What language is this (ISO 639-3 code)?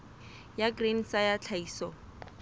sot